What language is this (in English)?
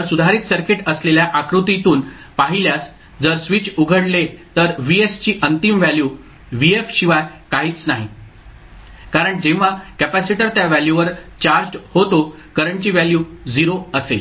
Marathi